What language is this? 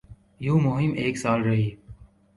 Urdu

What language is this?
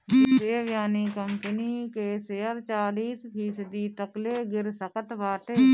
Bhojpuri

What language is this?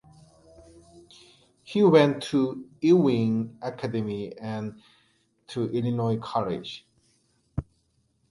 English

